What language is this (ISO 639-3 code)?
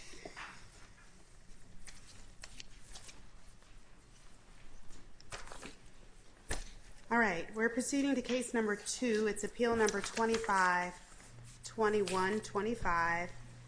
eng